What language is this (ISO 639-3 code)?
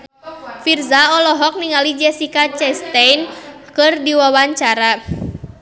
sun